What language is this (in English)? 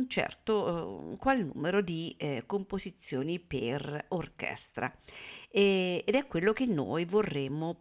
Italian